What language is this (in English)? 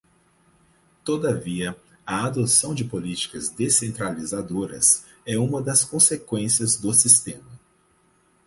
Portuguese